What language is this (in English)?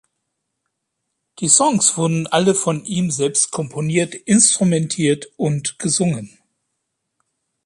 German